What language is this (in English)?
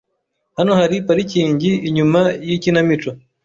Kinyarwanda